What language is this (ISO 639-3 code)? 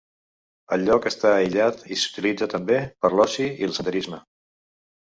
cat